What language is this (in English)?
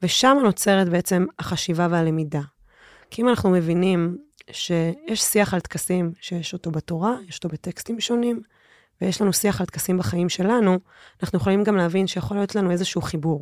Hebrew